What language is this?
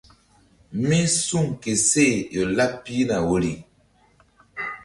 Mbum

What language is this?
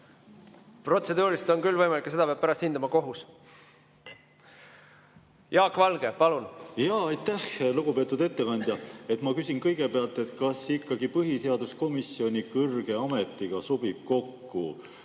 Estonian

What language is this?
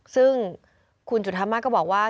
Thai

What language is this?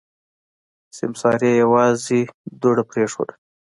Pashto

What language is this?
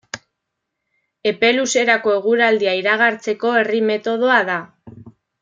Basque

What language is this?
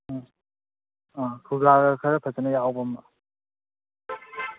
Manipuri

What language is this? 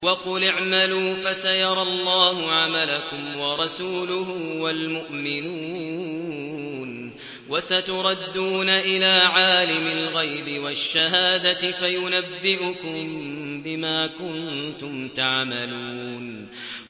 Arabic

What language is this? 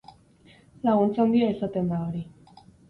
Basque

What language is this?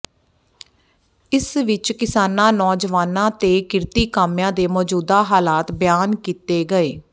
Punjabi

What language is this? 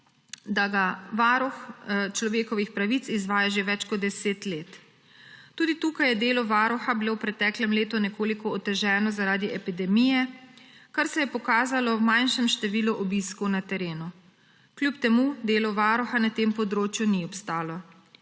Slovenian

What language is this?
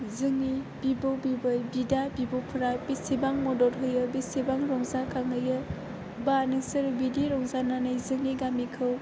Bodo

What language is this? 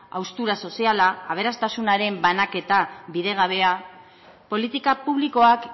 Basque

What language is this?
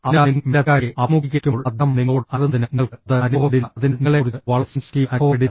Malayalam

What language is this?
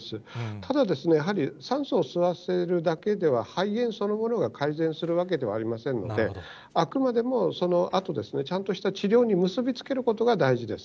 Japanese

